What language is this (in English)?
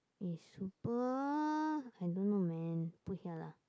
English